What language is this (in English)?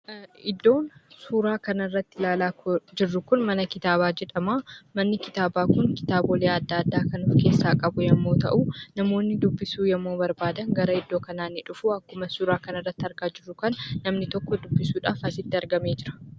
Oromo